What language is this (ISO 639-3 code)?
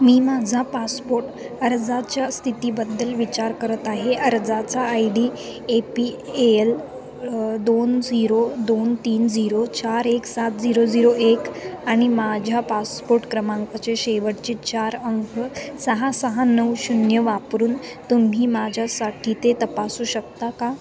mar